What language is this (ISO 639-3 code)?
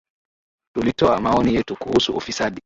swa